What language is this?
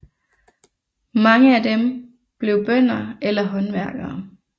Danish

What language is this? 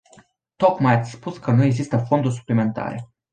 Romanian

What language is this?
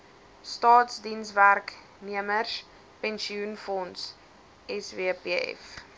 Afrikaans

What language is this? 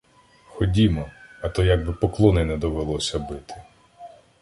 Ukrainian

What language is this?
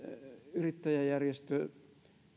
Finnish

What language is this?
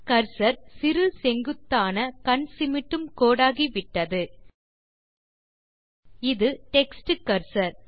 Tamil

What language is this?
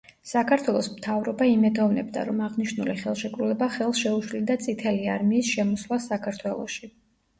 Georgian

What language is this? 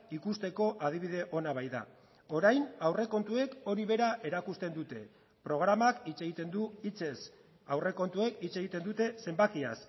Basque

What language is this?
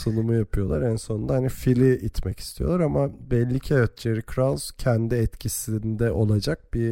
Turkish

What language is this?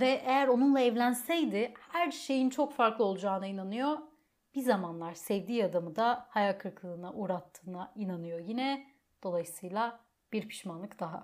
Turkish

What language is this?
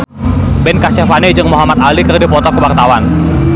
Sundanese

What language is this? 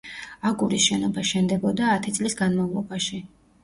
Georgian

